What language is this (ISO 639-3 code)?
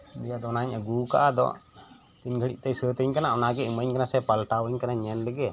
sat